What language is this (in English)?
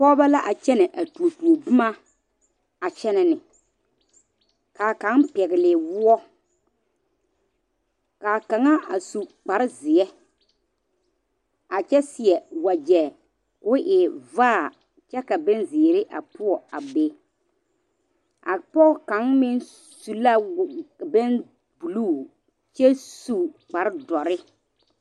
Southern Dagaare